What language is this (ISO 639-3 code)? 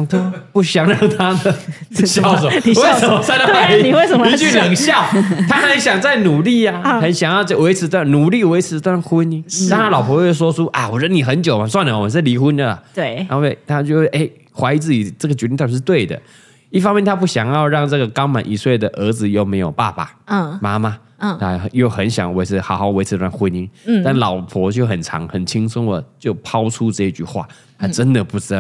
zho